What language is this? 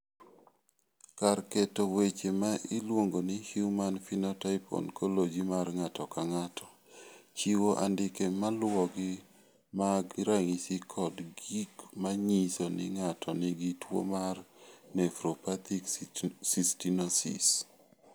Luo (Kenya and Tanzania)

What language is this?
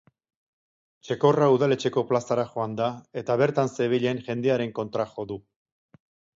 Basque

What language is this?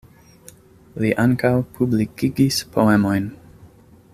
Esperanto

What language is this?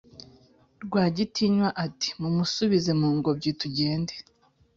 Kinyarwanda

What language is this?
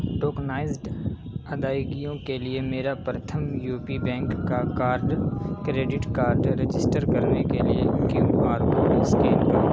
Urdu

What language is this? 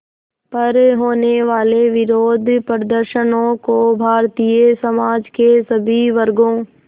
Hindi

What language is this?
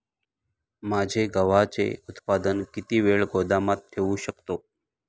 Marathi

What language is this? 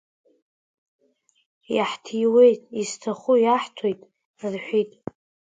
Abkhazian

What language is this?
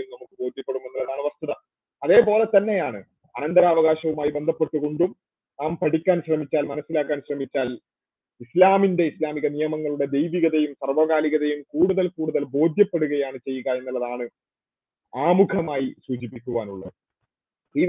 Malayalam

